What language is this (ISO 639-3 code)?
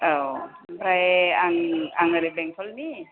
brx